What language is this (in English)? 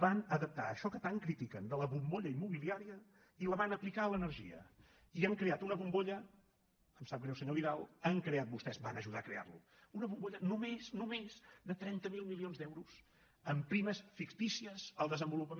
Catalan